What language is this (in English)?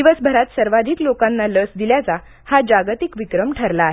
Marathi